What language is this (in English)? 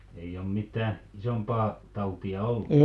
Finnish